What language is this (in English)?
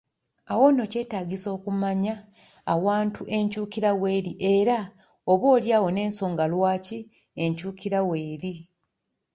Ganda